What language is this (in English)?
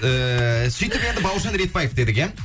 Kazakh